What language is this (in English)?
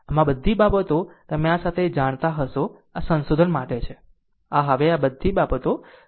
Gujarati